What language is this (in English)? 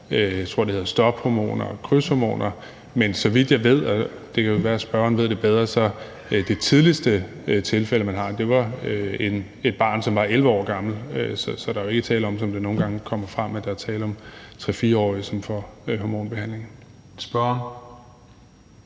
Danish